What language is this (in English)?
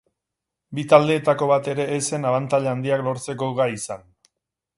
Basque